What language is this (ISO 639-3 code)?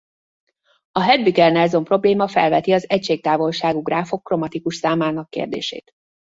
hun